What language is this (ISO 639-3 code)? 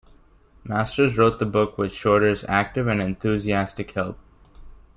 eng